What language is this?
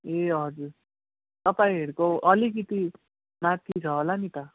Nepali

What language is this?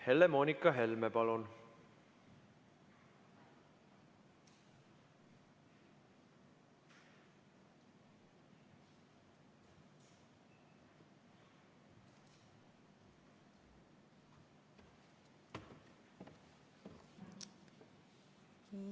Estonian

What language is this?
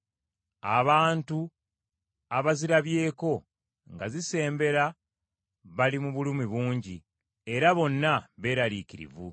Ganda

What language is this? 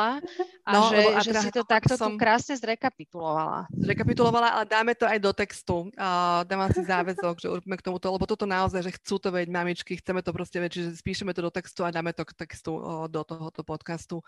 Slovak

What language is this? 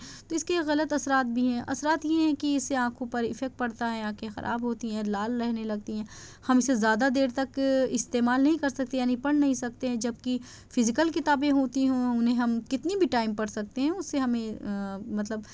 Urdu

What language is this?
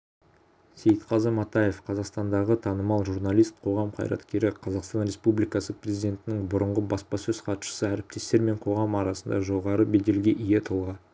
Kazakh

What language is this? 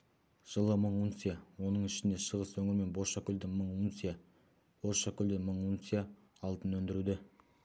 Kazakh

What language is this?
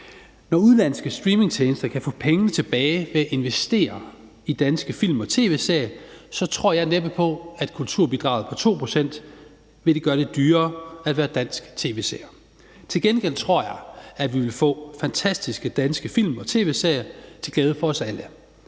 Danish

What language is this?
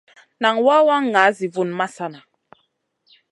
Masana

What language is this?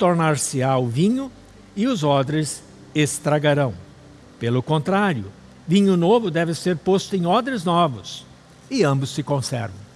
Portuguese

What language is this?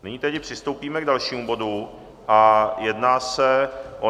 Czech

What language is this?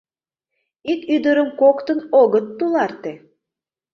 Mari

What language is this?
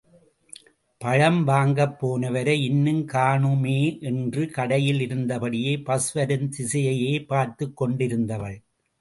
Tamil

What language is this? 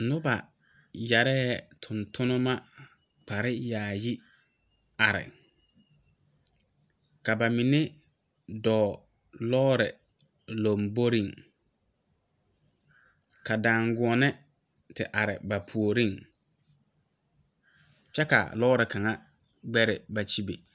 Southern Dagaare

